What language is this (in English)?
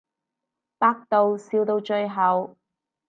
Cantonese